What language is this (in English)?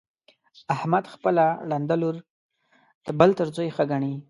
Pashto